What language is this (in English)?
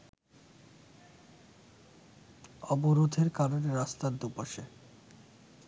Bangla